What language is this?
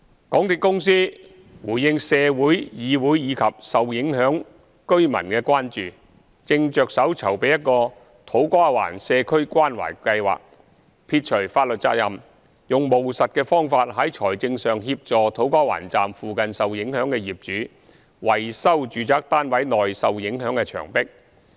Cantonese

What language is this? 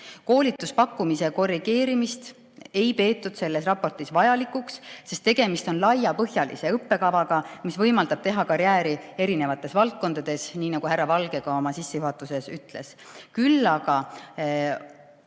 Estonian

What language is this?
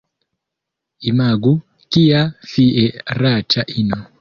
Esperanto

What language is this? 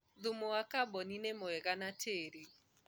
Kikuyu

